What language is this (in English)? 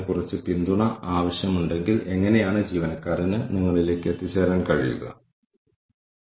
Malayalam